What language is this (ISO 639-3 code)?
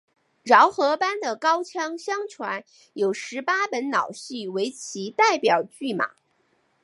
zho